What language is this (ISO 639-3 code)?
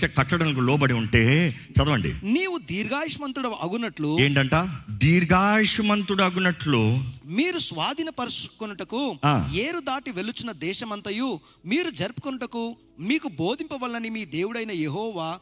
tel